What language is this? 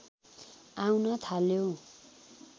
Nepali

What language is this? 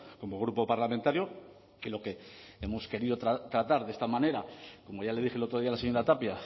Spanish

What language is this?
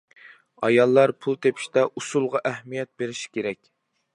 Uyghur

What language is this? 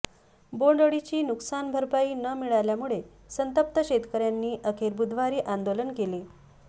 Marathi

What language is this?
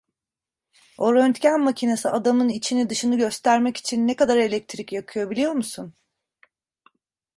Turkish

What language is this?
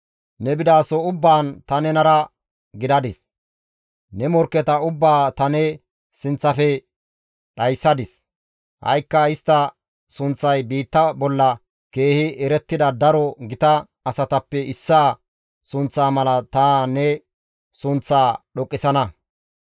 Gamo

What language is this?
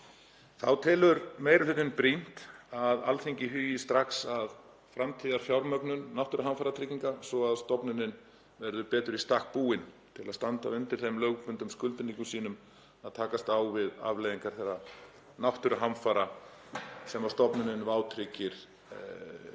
Icelandic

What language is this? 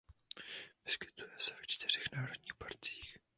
Czech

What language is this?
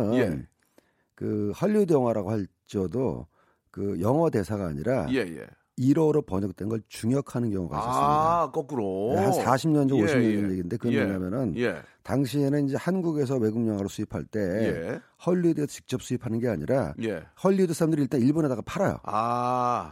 Korean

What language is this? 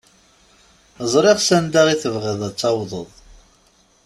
Kabyle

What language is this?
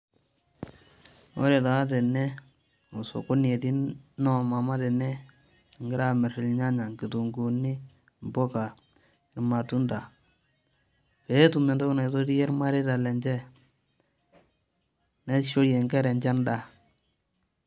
Masai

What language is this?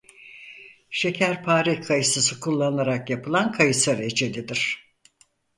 Turkish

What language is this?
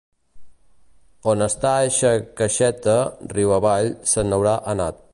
Catalan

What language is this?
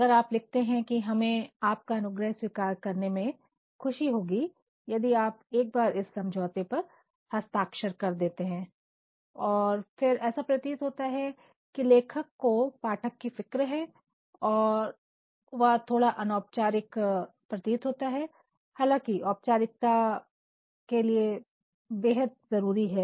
Hindi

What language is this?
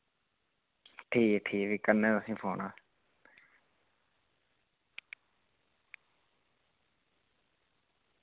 Dogri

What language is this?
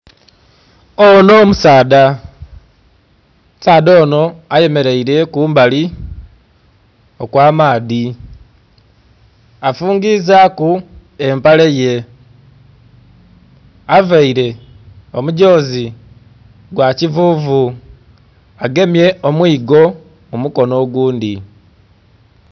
Soga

